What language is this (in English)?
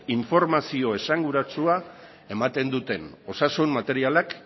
Basque